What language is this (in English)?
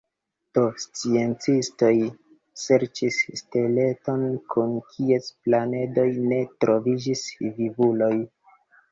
Esperanto